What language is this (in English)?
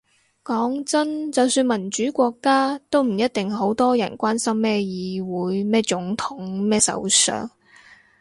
Cantonese